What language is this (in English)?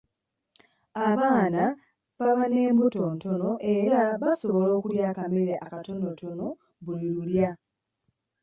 Ganda